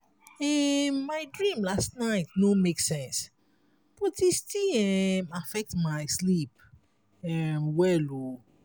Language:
Nigerian Pidgin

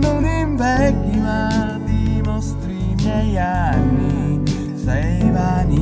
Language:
Italian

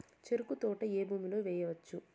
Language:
Telugu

